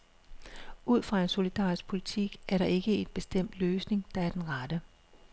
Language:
Danish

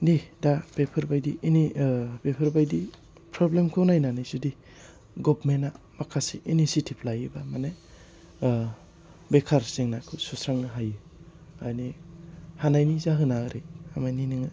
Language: Bodo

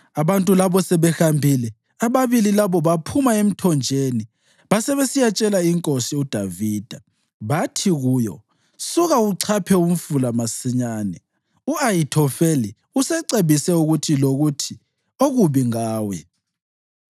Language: North Ndebele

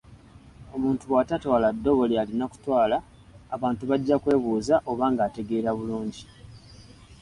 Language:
Ganda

